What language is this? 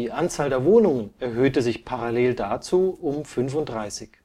German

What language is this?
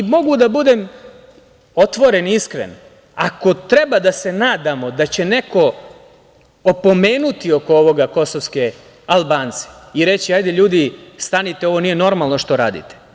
Serbian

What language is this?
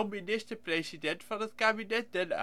Dutch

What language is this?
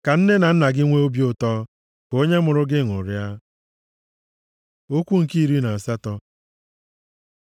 Igbo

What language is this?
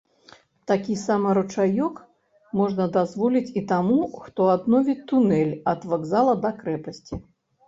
Belarusian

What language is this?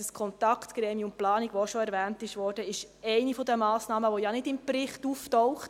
Swiss German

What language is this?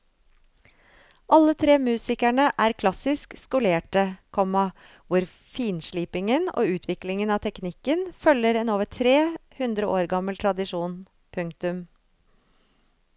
Norwegian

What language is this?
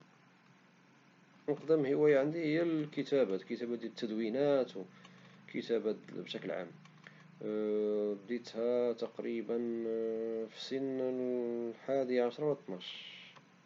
Moroccan Arabic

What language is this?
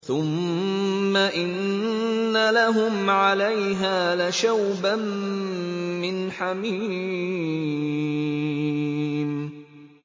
Arabic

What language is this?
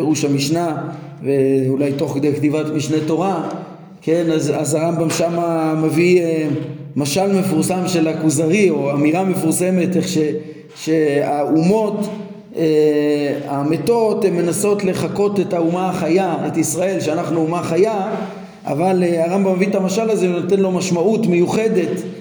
Hebrew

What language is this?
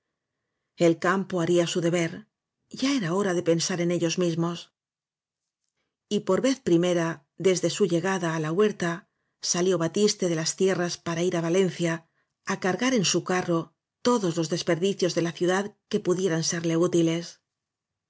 Spanish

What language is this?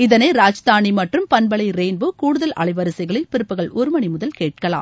Tamil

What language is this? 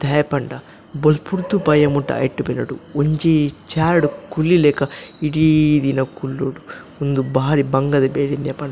Tulu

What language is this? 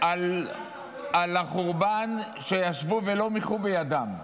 Hebrew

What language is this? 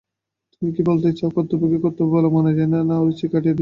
Bangla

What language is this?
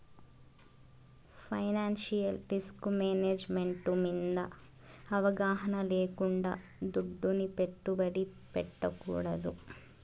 Telugu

